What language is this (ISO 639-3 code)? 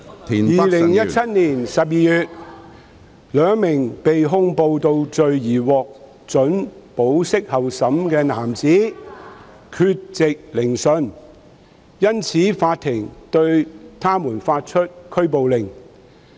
yue